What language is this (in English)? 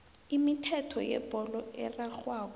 South Ndebele